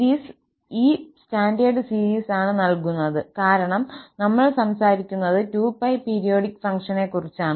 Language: Malayalam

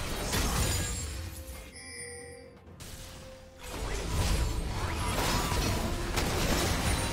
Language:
Korean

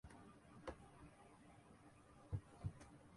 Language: Urdu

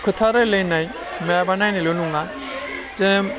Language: Bodo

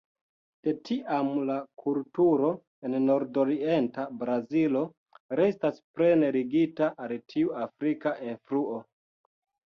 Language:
Esperanto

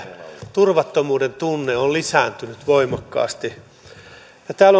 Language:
Finnish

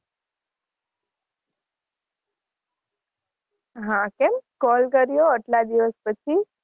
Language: Gujarati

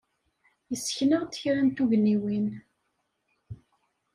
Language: Kabyle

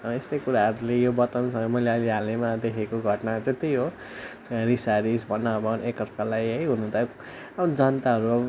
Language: Nepali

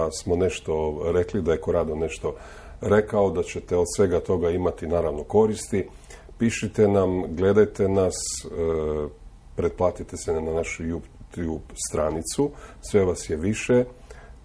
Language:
Croatian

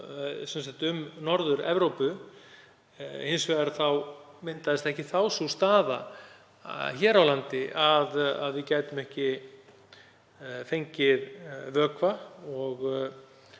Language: Icelandic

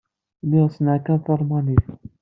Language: Kabyle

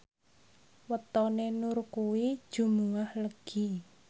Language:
Javanese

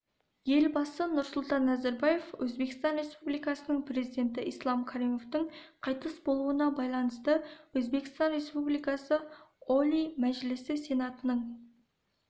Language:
Kazakh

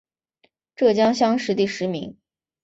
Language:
Chinese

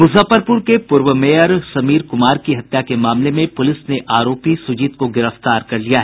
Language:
Hindi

